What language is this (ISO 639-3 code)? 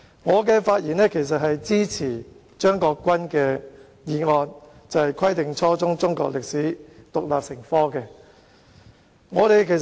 yue